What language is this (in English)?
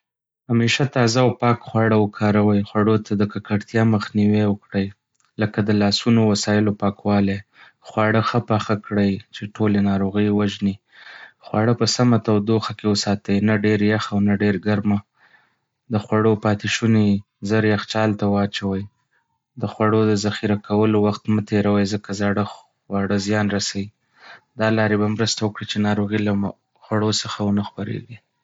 Pashto